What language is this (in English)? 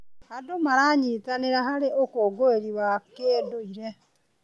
Kikuyu